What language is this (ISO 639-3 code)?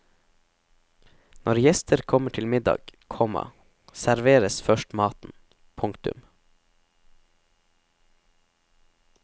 nor